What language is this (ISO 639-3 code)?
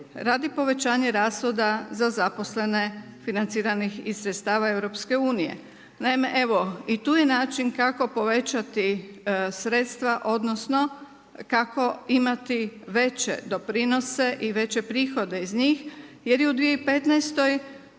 hrv